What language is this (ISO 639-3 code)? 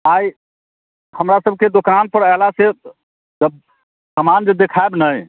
mai